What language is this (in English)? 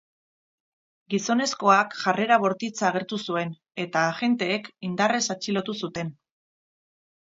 Basque